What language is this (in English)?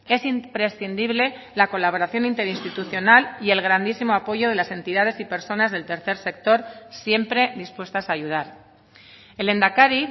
Spanish